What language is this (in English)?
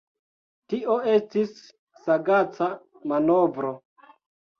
Esperanto